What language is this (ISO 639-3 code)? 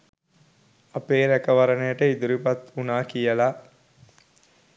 sin